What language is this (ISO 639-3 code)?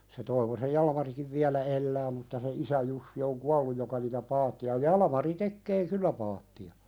fin